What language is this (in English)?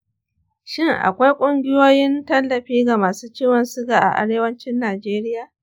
Hausa